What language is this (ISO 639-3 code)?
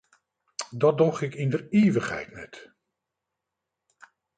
fry